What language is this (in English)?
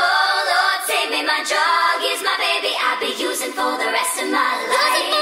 English